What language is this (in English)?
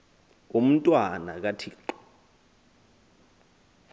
Xhosa